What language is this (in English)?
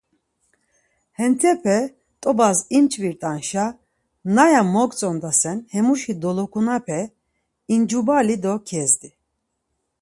Laz